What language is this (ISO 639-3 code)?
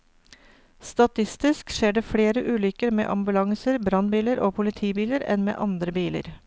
nor